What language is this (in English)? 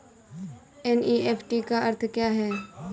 Hindi